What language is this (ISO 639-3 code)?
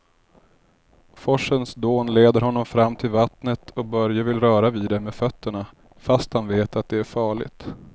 swe